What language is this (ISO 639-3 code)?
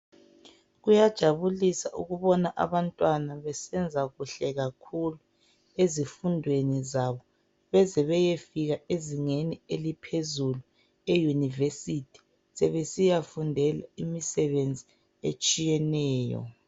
nde